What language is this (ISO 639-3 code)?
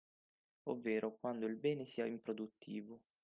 ita